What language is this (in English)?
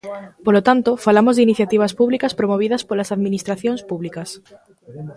Galician